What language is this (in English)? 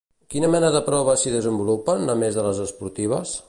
Catalan